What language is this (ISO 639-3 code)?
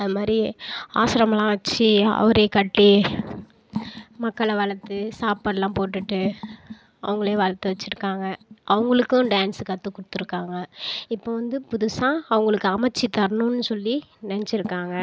tam